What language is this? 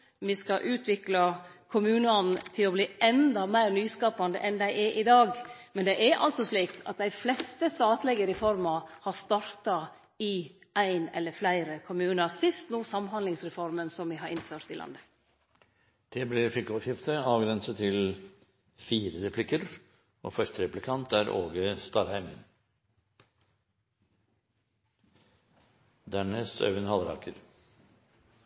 Norwegian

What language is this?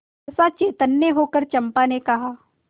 Hindi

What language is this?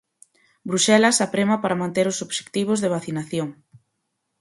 Galician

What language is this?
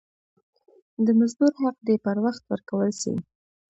Pashto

